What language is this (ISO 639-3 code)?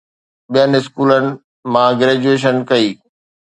snd